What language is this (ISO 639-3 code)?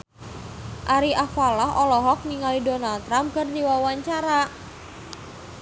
sun